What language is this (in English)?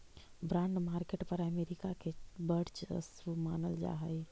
Magahi